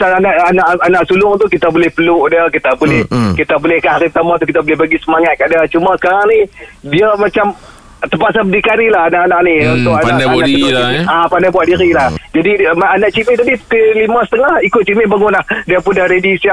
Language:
Malay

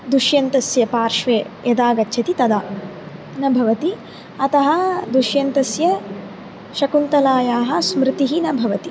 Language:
Sanskrit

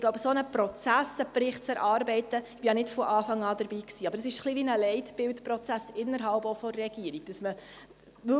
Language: Swiss German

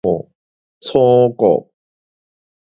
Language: Min Nan Chinese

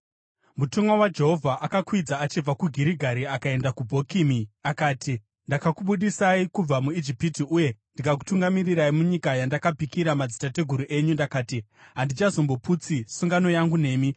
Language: Shona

